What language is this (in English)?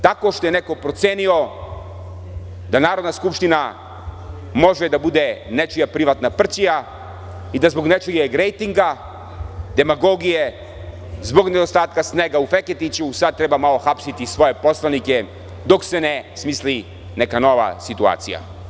Serbian